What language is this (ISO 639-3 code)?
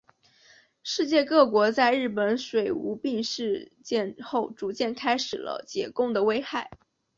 zho